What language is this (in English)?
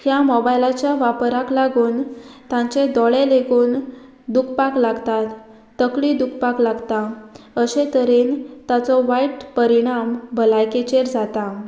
Konkani